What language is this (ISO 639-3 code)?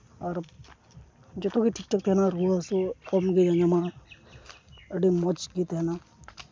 sat